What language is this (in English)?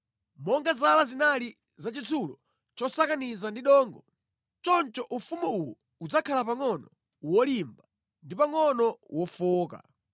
Nyanja